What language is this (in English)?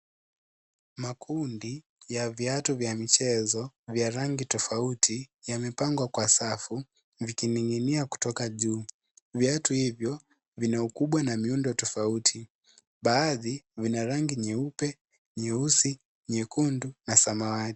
Swahili